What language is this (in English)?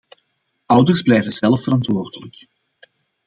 Dutch